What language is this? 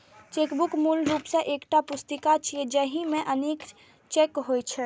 Maithili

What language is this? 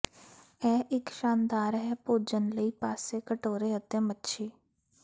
Punjabi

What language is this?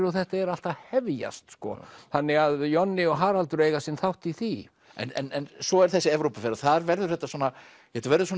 Icelandic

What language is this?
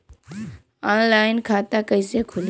Bhojpuri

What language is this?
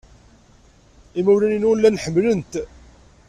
Kabyle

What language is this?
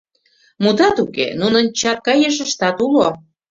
Mari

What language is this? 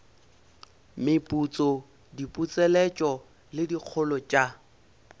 Northern Sotho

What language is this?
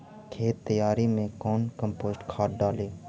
Magahi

